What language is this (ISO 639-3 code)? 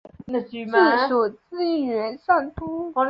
zho